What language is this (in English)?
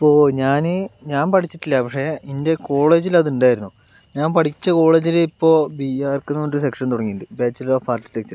Malayalam